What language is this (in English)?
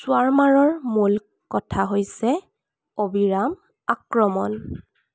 Assamese